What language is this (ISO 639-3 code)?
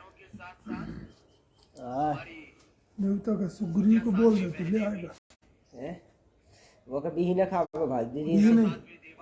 hin